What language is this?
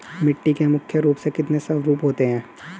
Hindi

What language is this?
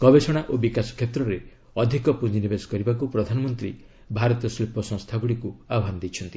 Odia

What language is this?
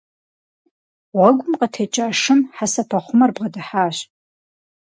Kabardian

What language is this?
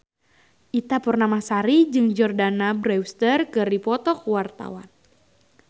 Sundanese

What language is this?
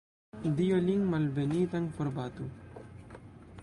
Esperanto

